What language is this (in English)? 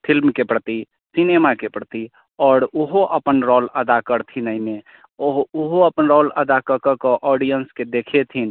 Maithili